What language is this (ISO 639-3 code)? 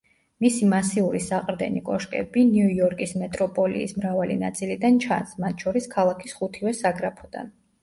kat